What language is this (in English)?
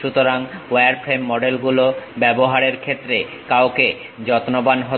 Bangla